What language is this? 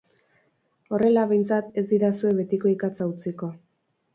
Basque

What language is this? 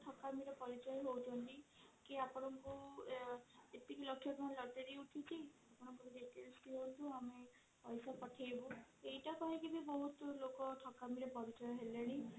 Odia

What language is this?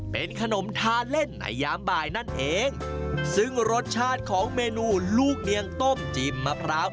Thai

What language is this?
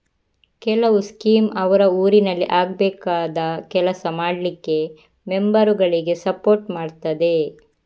Kannada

